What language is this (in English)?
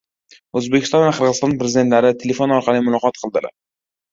Uzbek